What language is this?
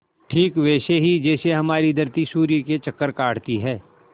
Hindi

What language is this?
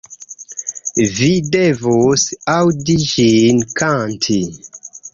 Esperanto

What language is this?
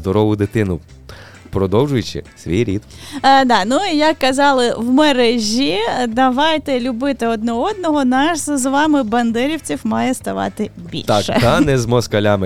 Ukrainian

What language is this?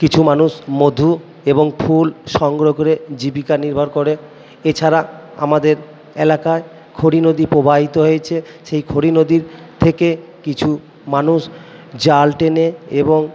Bangla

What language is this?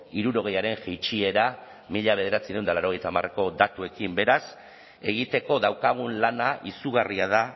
Basque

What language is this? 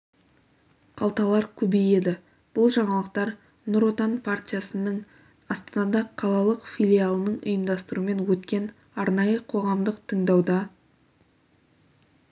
Kazakh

